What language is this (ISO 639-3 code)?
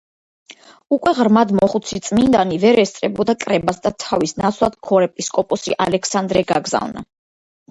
kat